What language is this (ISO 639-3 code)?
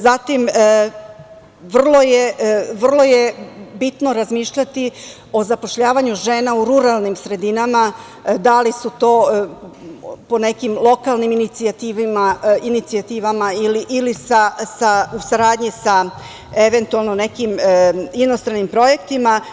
srp